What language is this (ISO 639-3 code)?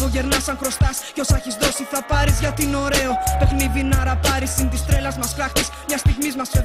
ell